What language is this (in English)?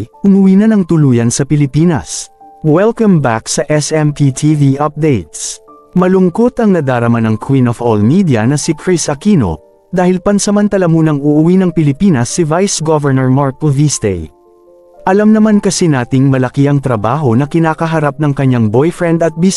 Filipino